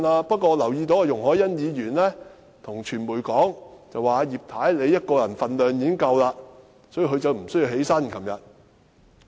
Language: Cantonese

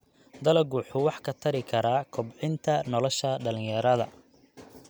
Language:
Somali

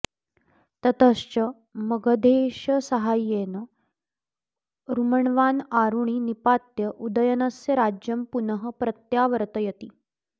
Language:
Sanskrit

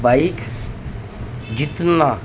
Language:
Urdu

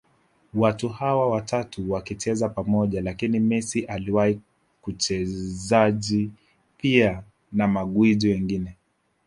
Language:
Swahili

